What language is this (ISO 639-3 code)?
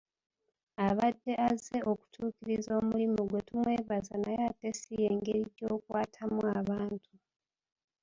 lug